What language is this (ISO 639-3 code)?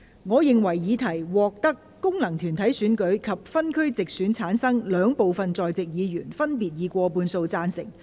yue